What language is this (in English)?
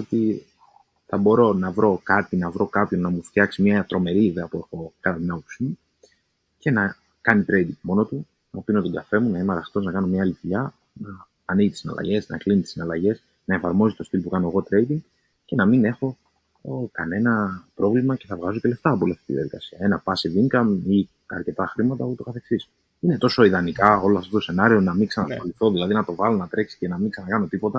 Greek